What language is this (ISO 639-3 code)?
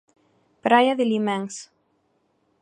glg